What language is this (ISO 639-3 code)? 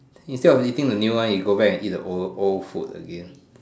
eng